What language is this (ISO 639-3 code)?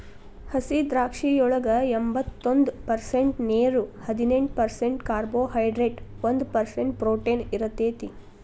kan